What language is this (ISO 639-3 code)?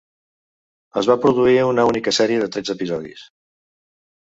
cat